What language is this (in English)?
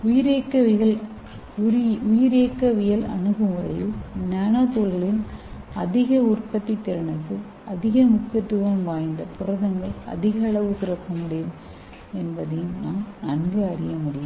Tamil